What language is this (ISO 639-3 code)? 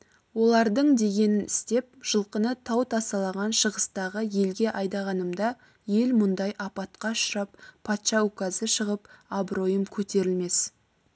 kaz